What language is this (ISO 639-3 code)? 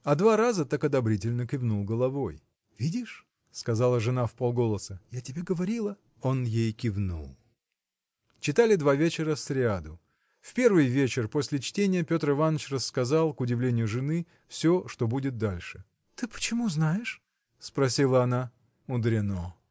rus